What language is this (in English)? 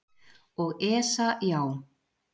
Icelandic